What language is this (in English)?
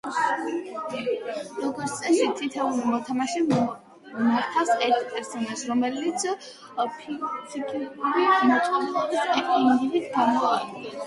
Georgian